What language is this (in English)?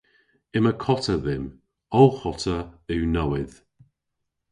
Cornish